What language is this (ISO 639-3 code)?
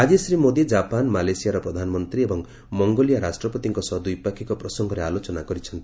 ori